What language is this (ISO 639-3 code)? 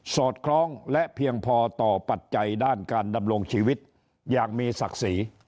tha